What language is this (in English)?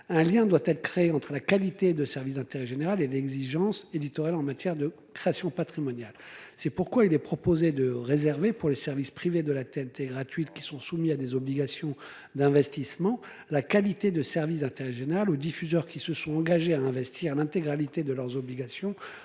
French